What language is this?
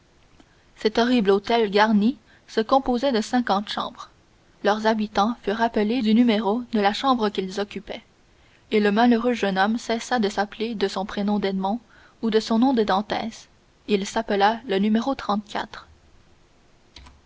French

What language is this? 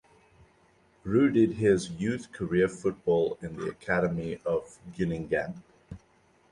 English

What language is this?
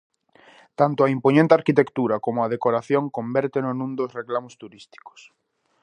Galician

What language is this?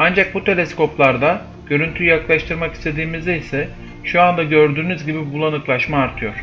Turkish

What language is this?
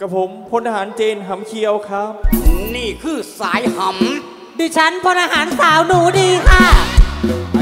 Thai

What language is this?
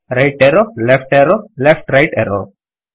Kannada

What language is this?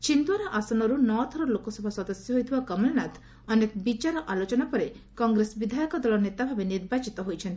Odia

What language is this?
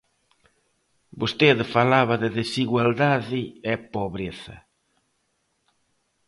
Galician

